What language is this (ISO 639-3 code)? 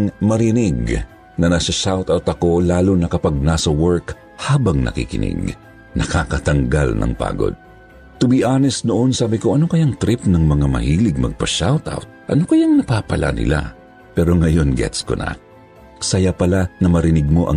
fil